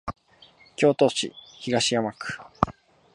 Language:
Japanese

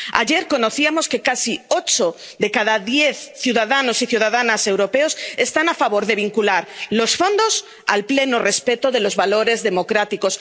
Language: Spanish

